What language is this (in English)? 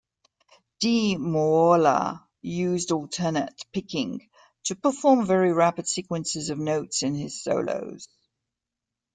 English